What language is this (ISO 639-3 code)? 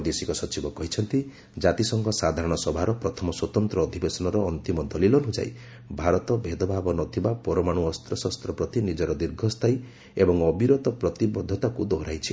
ori